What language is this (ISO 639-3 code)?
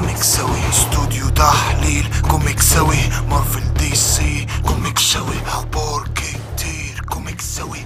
ara